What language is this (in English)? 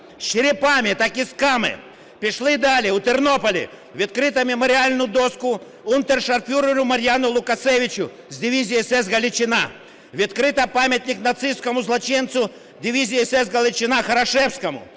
Ukrainian